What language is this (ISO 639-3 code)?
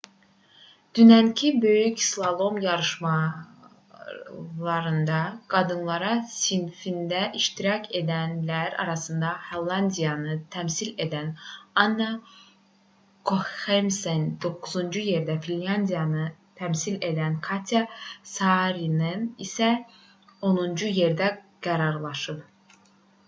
aze